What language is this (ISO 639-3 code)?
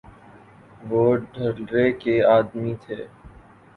urd